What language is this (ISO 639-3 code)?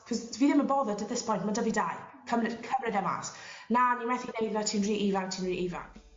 cym